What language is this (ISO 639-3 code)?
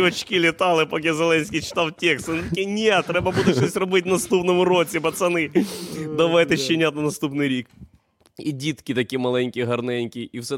ukr